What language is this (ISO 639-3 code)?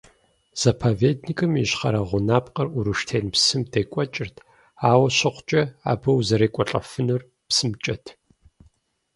kbd